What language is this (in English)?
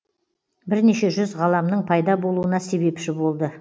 Kazakh